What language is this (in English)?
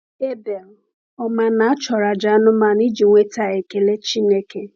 Igbo